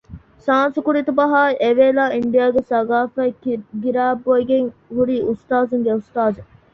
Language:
Divehi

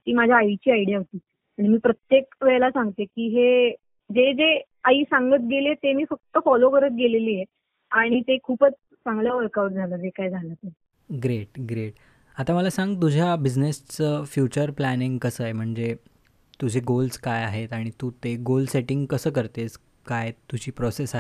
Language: Marathi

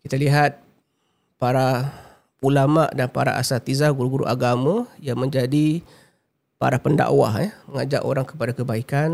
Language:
Malay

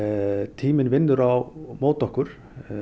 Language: Icelandic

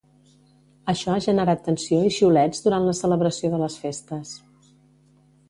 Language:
Catalan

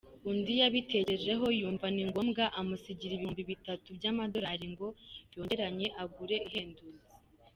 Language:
Kinyarwanda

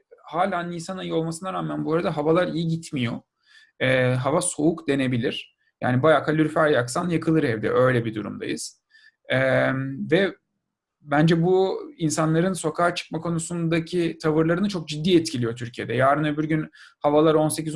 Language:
Turkish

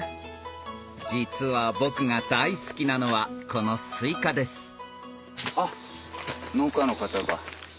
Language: Japanese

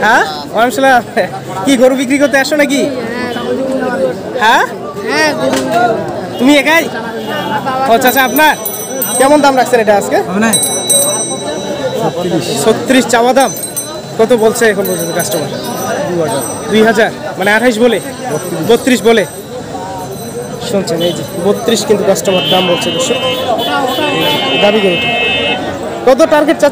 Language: Turkish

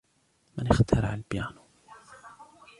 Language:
Arabic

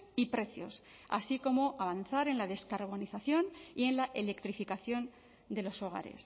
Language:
Spanish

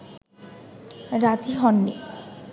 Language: Bangla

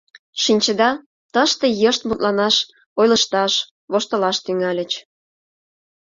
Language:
Mari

